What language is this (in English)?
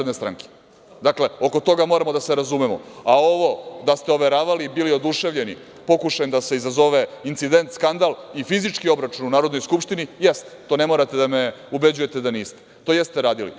Serbian